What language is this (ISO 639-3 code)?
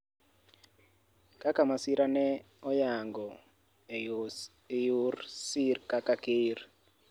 luo